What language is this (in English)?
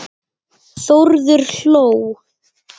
Icelandic